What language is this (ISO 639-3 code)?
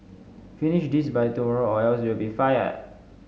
eng